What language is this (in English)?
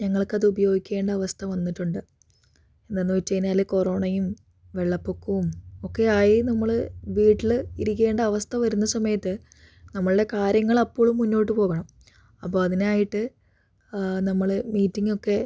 Malayalam